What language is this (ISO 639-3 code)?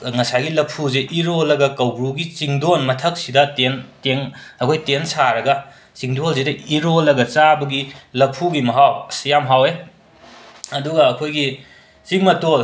mni